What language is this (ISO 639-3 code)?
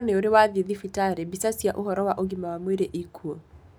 kik